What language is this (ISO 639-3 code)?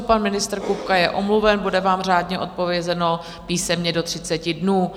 ces